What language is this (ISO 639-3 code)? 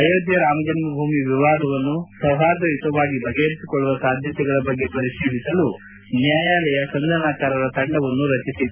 kan